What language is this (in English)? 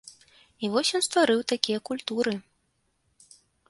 Belarusian